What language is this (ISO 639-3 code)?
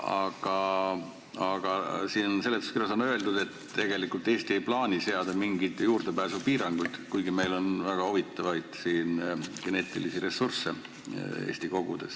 est